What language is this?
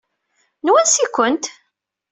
Kabyle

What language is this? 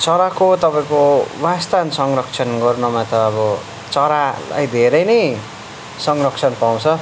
Nepali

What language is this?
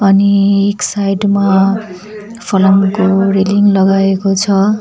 Nepali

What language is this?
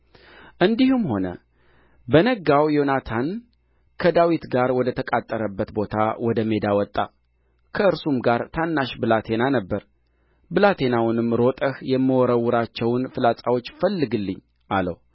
Amharic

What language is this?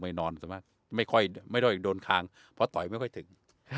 Thai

